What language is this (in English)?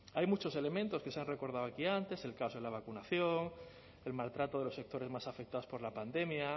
Spanish